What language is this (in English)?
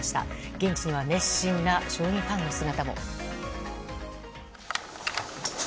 Japanese